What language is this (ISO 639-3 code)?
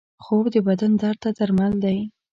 pus